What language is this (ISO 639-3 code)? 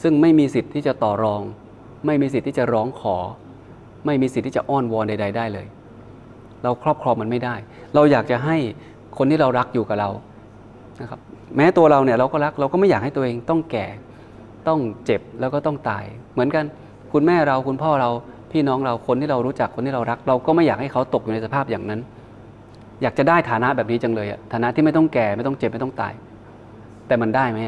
tha